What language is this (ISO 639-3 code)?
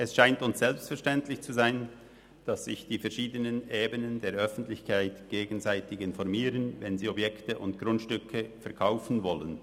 gsw